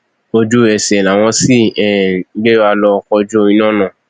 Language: Yoruba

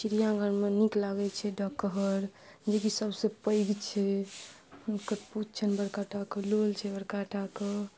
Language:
Maithili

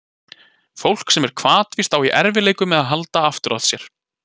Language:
Icelandic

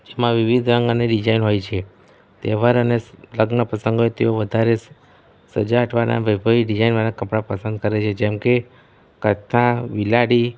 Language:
Gujarati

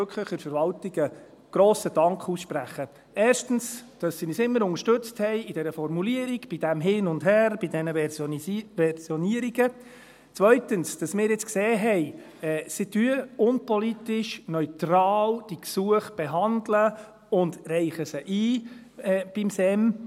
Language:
Swiss German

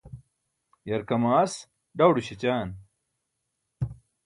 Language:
Burushaski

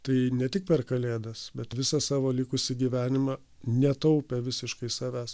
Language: Lithuanian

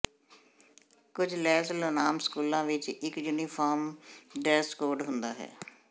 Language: Punjabi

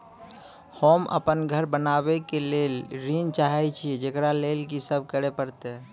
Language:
Maithili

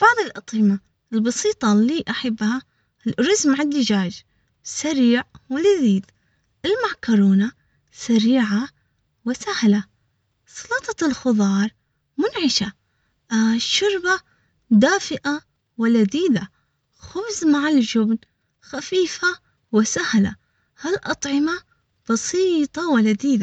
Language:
Omani Arabic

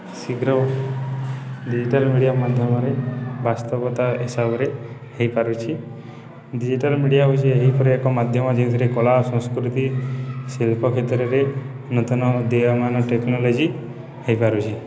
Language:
Odia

